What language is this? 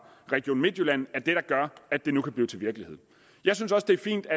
Danish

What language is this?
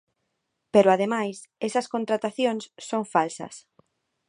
Galician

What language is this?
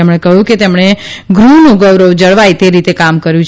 Gujarati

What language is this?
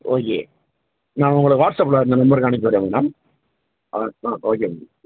Tamil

